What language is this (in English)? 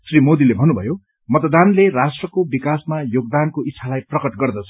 Nepali